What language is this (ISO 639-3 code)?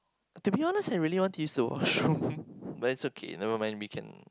eng